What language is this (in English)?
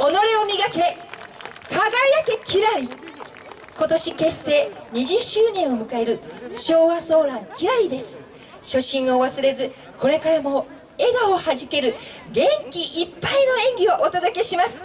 Japanese